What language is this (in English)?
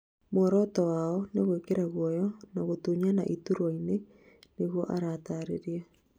Kikuyu